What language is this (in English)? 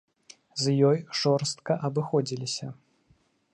Belarusian